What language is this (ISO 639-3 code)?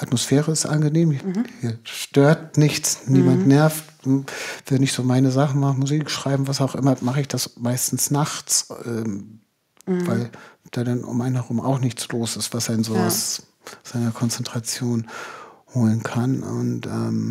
deu